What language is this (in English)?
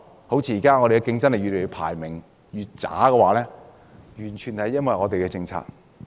Cantonese